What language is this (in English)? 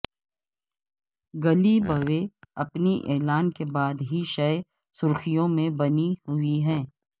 Urdu